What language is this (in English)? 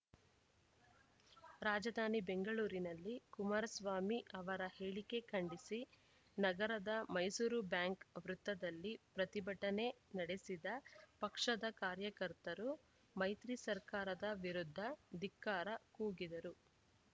Kannada